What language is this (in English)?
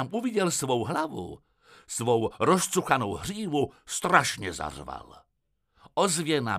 Czech